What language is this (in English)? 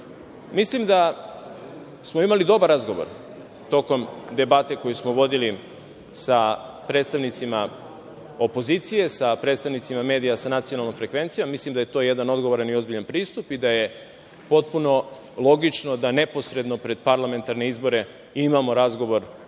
Serbian